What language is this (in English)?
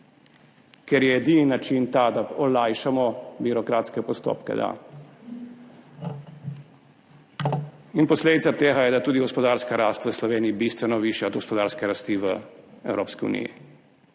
Slovenian